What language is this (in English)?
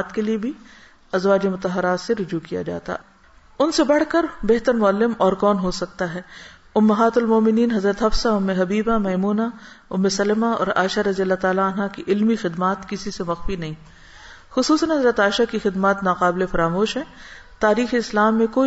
Urdu